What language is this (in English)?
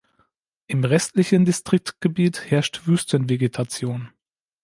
German